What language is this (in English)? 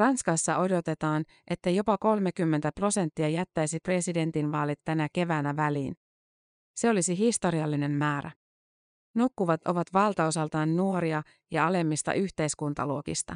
Finnish